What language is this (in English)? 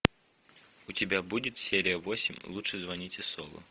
Russian